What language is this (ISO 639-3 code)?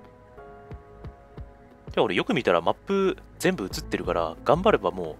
jpn